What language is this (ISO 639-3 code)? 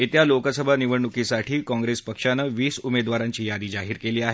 mar